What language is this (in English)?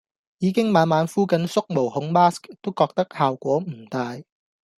Cantonese